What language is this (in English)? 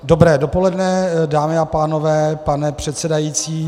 Czech